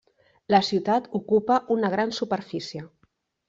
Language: Catalan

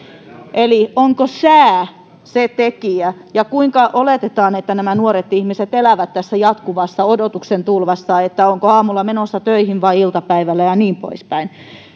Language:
Finnish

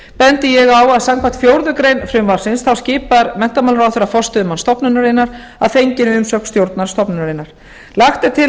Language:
Icelandic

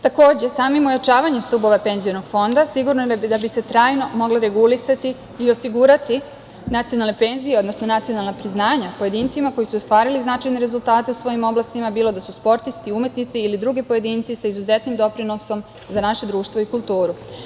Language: Serbian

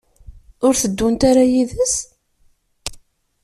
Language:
Kabyle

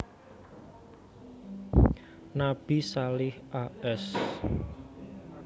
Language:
Javanese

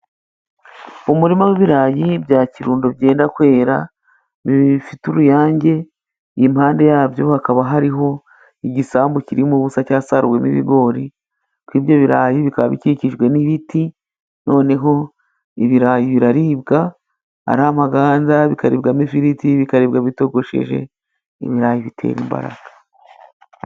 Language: Kinyarwanda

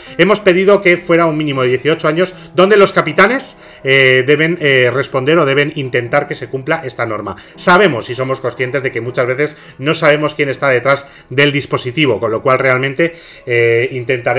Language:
Spanish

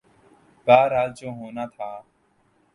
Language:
Urdu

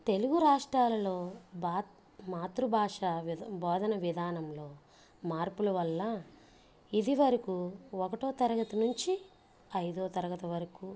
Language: Telugu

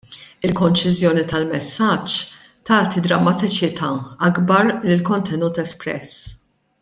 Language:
Maltese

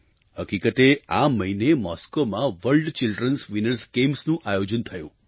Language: Gujarati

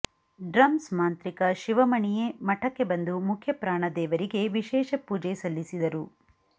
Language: Kannada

